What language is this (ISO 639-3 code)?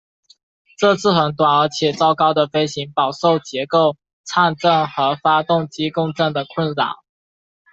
zho